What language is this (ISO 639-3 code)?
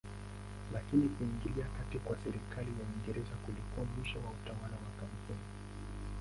swa